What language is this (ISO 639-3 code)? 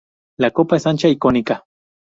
spa